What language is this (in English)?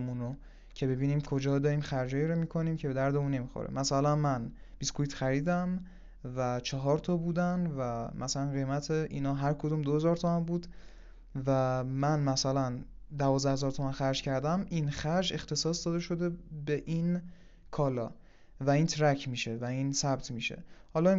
Persian